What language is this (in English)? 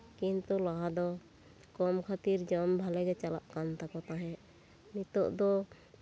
Santali